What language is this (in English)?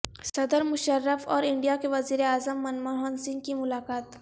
Urdu